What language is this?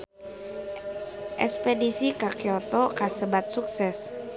Sundanese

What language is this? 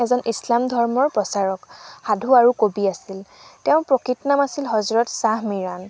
Assamese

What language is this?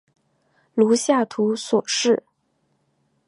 Chinese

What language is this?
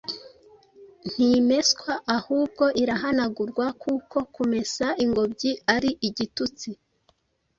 Kinyarwanda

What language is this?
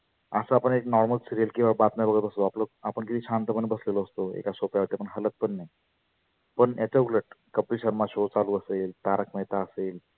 Marathi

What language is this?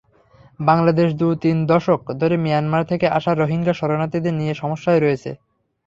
Bangla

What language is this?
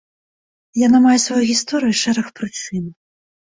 Belarusian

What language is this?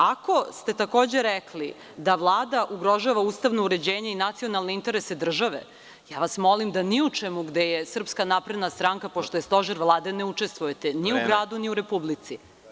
Serbian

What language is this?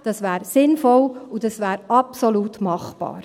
Swiss German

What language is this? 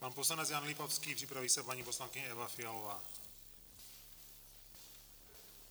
Czech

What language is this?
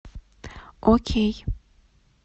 Russian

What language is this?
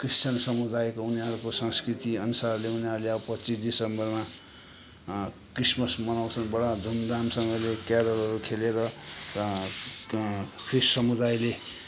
Nepali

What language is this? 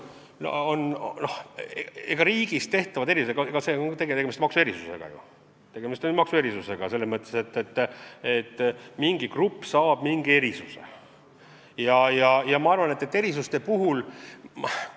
Estonian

